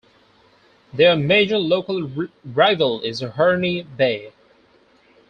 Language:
English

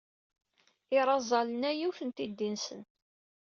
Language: Kabyle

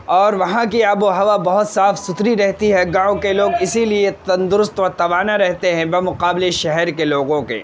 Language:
Urdu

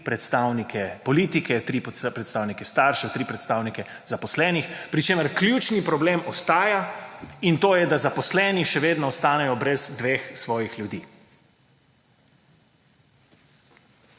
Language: Slovenian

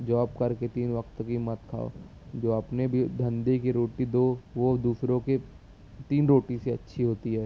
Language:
Urdu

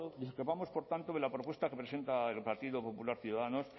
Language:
Spanish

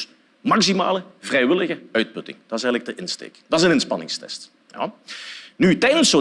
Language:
Dutch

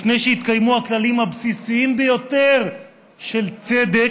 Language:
Hebrew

